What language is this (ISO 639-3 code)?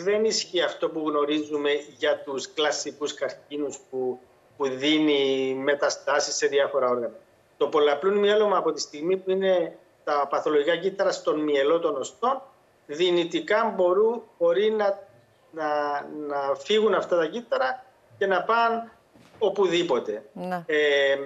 ell